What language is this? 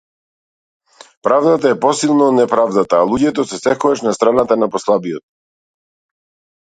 Macedonian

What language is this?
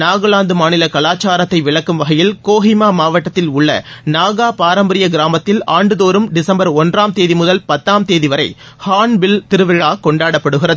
Tamil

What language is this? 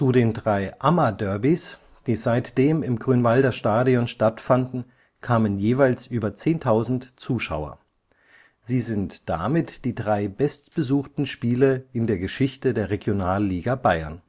German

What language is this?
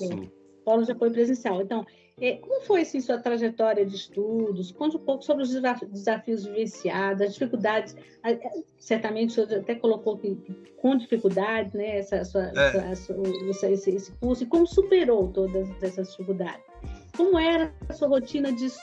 Portuguese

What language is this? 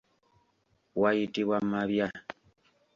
Ganda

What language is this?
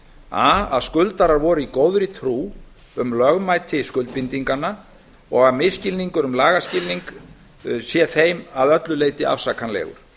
Icelandic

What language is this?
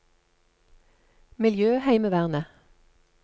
Norwegian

